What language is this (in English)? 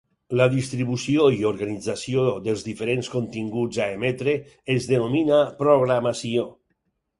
Catalan